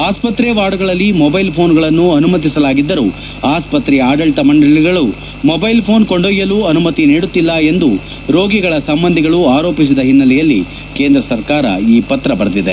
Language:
Kannada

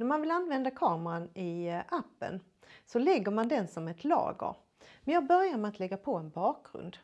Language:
Swedish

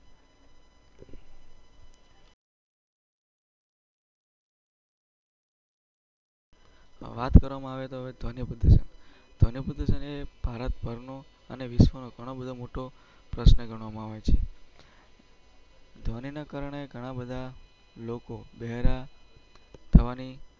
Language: Gujarati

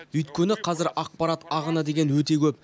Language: Kazakh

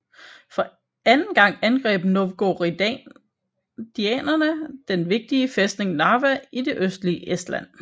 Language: Danish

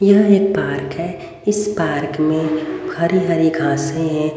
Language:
Hindi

